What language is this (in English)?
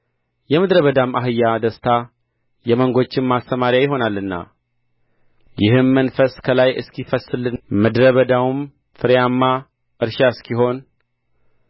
Amharic